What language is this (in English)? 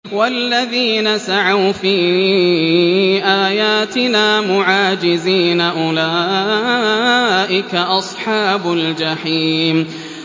Arabic